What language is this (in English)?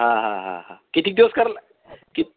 Marathi